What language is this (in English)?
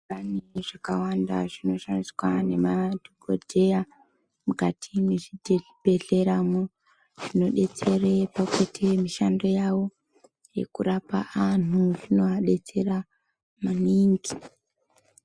Ndau